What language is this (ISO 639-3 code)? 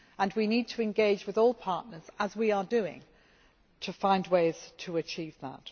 eng